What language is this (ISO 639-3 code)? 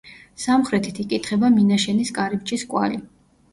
kat